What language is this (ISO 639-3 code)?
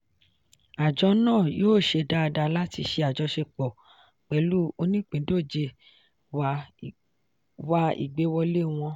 yor